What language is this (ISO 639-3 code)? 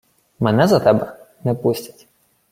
ukr